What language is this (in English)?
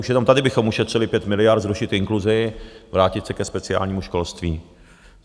Czech